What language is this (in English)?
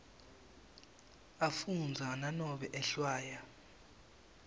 Swati